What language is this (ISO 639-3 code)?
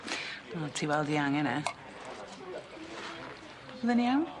cym